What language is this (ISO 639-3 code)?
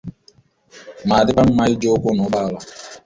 ibo